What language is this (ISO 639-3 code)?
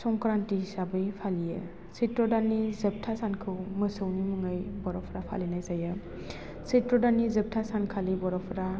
brx